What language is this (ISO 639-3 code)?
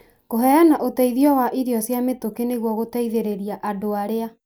kik